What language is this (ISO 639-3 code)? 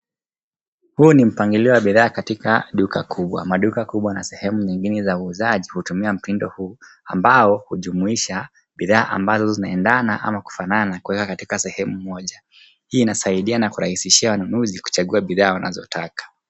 swa